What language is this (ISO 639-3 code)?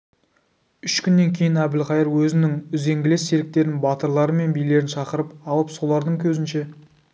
kaz